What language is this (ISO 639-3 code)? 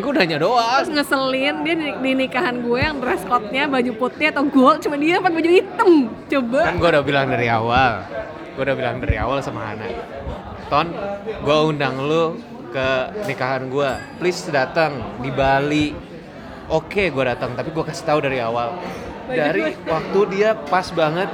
ind